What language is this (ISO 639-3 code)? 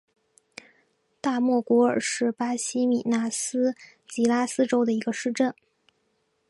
zho